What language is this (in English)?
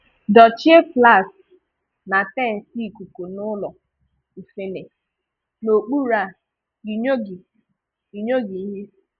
Igbo